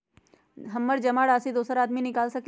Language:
Magahi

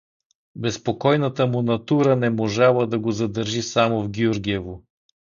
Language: Bulgarian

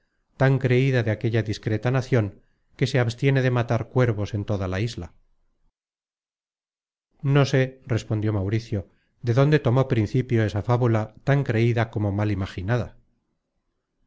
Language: Spanish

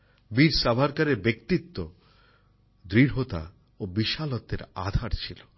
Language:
Bangla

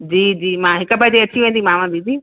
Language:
Sindhi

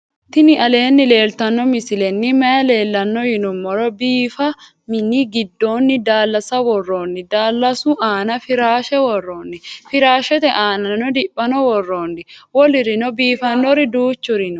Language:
Sidamo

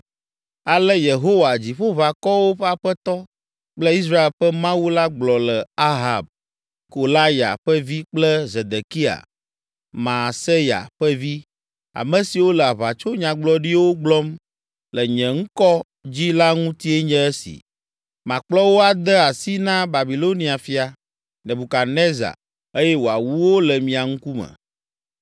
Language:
Ewe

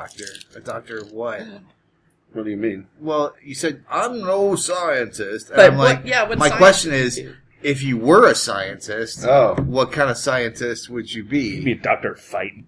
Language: English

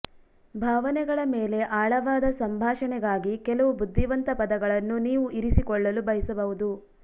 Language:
Kannada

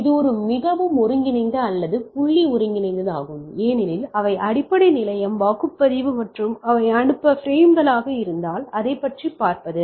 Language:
Tamil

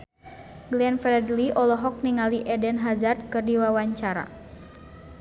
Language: Sundanese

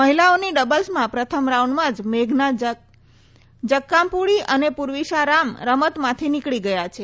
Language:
Gujarati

